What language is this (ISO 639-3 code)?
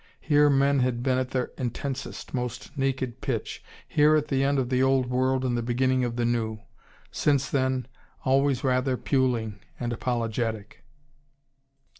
eng